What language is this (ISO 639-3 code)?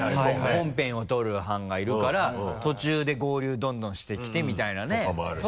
jpn